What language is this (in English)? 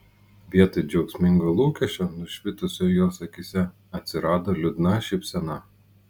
Lithuanian